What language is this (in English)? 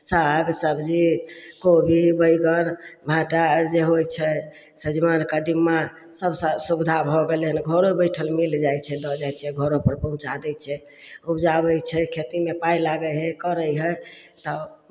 Maithili